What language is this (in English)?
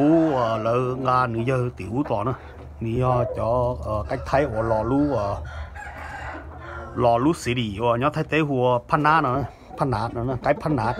Thai